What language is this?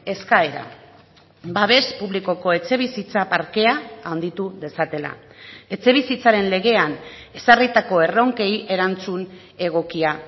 Basque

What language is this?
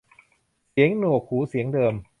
Thai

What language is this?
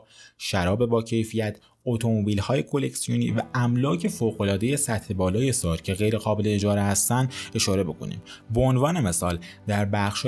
Persian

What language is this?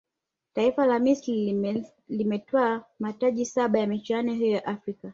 Swahili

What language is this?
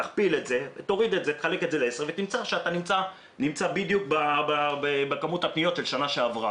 Hebrew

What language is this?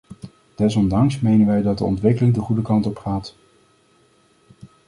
Dutch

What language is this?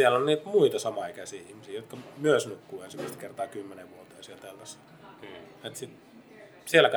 Finnish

